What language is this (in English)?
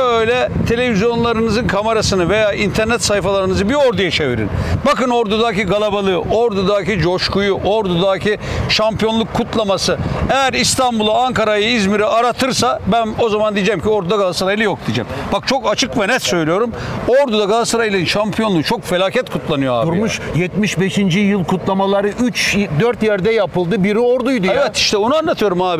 Turkish